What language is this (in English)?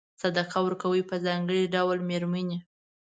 Pashto